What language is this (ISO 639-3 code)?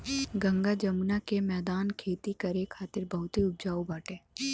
bho